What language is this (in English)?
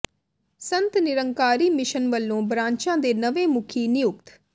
Punjabi